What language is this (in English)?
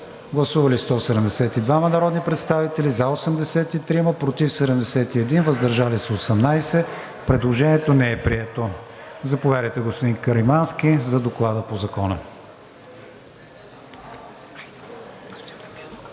Bulgarian